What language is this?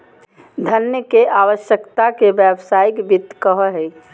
Magahi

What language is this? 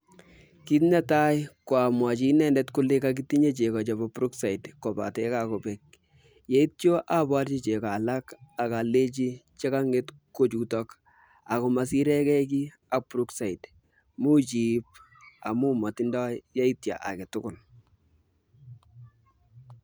Kalenjin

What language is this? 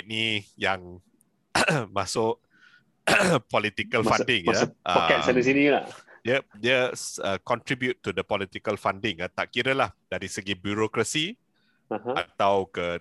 Malay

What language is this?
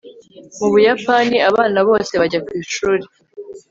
Kinyarwanda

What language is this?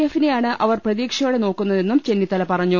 Malayalam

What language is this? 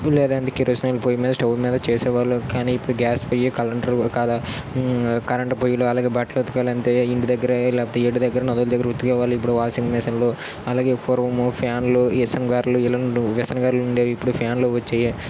Telugu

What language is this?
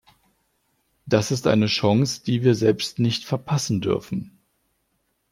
German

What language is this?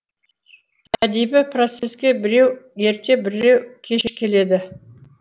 Kazakh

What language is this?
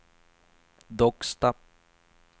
Swedish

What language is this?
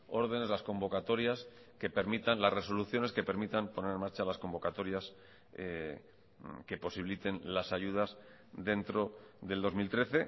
Spanish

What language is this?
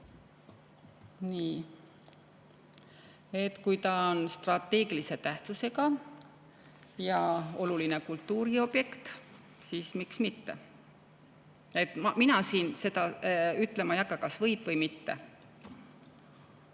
Estonian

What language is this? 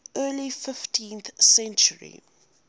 English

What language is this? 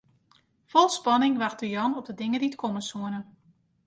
Western Frisian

